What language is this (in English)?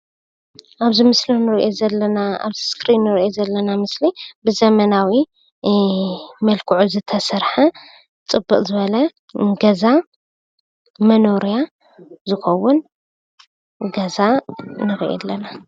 Tigrinya